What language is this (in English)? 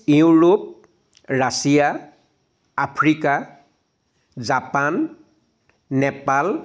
Assamese